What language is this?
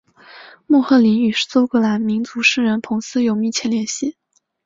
Chinese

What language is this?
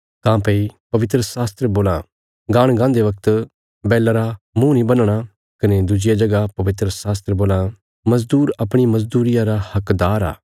Bilaspuri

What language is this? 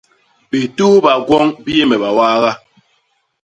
Basaa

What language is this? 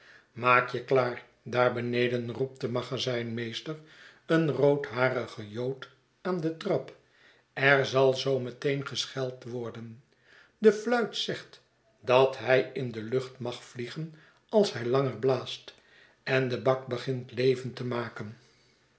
Dutch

